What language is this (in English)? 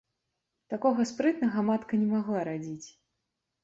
Belarusian